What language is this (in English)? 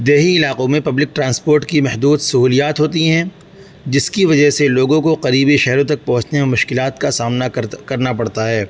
Urdu